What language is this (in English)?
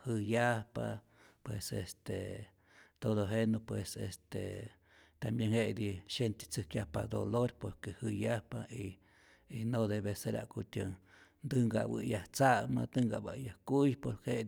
Rayón Zoque